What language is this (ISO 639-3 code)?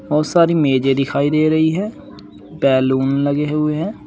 hin